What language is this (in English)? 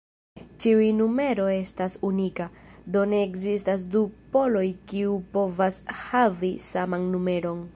Esperanto